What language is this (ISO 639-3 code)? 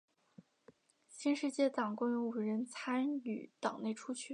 zho